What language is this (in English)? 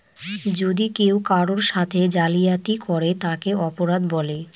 Bangla